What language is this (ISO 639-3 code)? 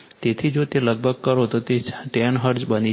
guj